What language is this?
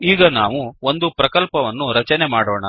Kannada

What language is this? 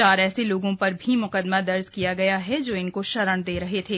Hindi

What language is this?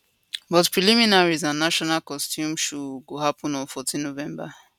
Nigerian Pidgin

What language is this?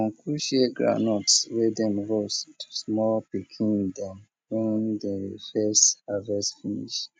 Nigerian Pidgin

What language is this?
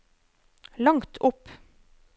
Norwegian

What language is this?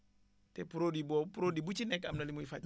Wolof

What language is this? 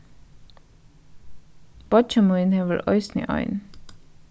Faroese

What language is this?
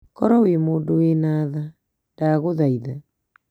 Kikuyu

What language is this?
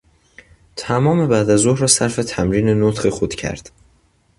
Persian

